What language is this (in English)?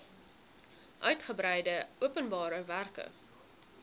Afrikaans